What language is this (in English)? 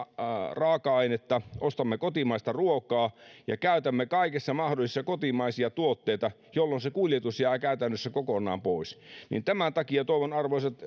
Finnish